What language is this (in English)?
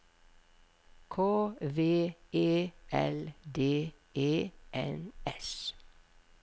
Norwegian